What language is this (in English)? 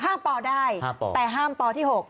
Thai